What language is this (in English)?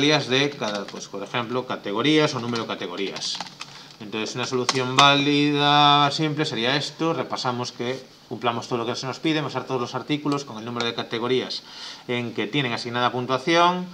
Spanish